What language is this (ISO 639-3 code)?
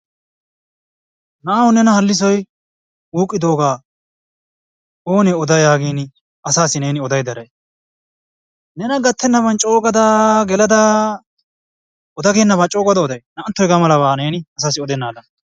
wal